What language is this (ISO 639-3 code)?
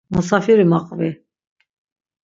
lzz